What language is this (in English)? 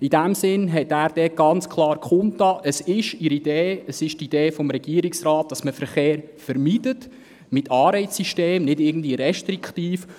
Swiss German